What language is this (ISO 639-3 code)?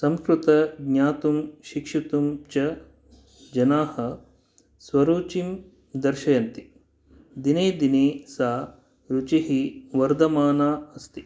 san